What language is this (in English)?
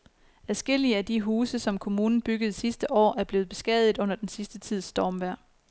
Danish